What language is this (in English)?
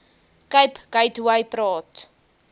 Afrikaans